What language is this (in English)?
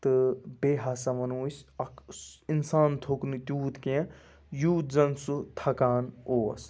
Kashmiri